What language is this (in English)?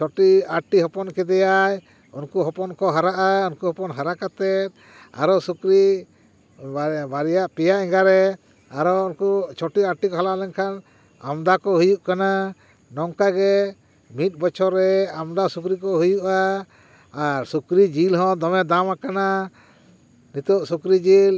Santali